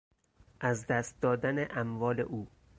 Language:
Persian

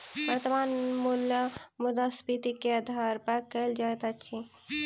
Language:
Maithili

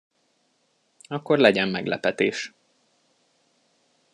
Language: Hungarian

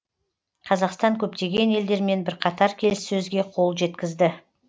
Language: Kazakh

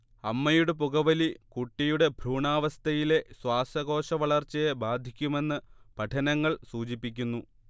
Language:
Malayalam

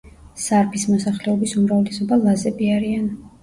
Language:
Georgian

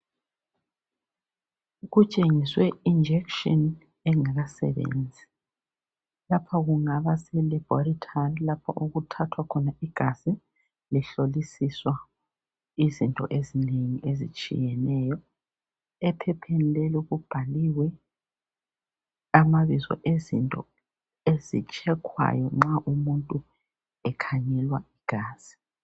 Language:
North Ndebele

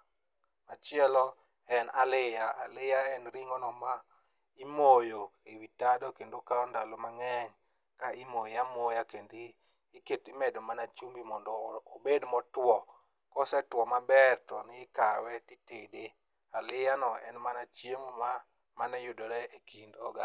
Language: Luo (Kenya and Tanzania)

